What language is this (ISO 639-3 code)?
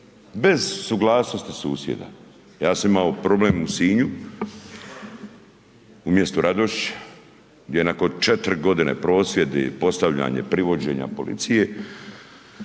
hrv